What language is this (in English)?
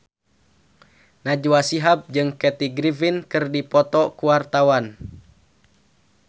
Sundanese